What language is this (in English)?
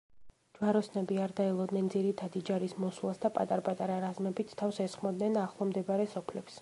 Georgian